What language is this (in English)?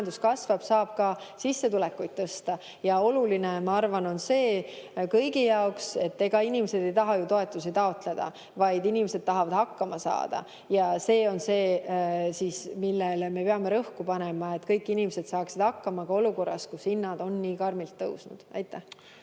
Estonian